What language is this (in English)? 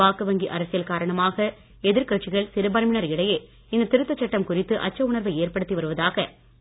Tamil